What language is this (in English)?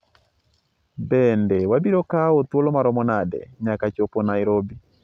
Luo (Kenya and Tanzania)